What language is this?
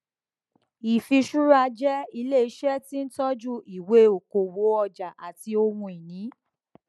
Yoruba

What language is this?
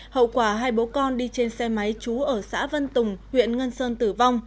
Vietnamese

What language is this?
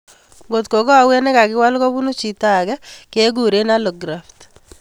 Kalenjin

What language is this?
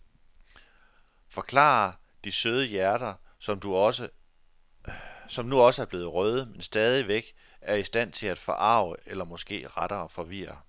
Danish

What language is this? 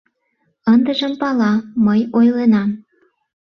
Mari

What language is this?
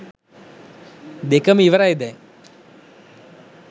Sinhala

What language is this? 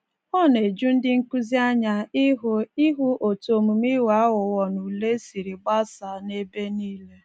Igbo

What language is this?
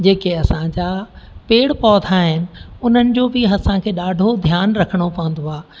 Sindhi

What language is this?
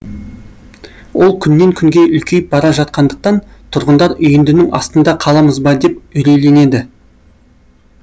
Kazakh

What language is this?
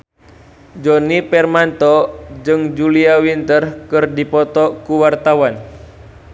Sundanese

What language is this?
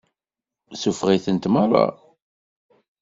Kabyle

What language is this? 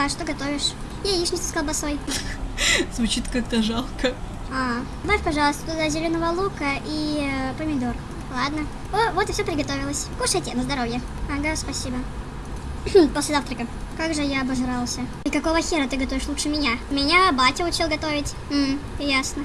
Russian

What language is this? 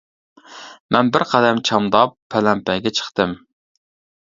Uyghur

